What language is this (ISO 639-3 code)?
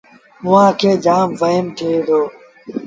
sbn